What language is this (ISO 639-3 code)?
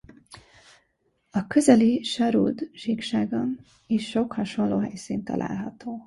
hun